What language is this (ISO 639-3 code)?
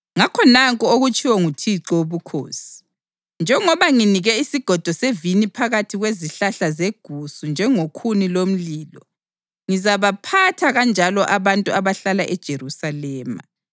nde